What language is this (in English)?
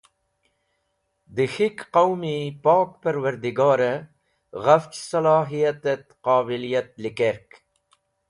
Wakhi